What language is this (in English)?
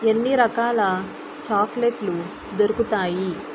Telugu